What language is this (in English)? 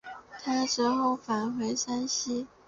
Chinese